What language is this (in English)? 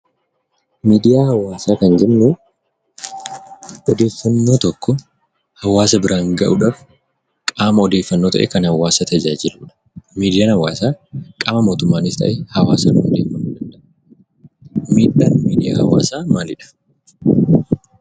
Oromo